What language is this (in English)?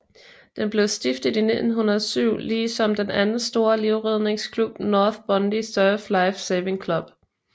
Danish